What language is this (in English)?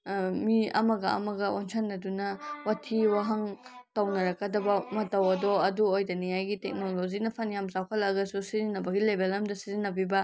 Manipuri